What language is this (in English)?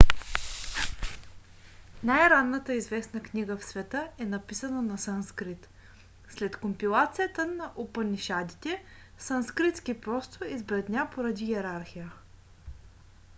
Bulgarian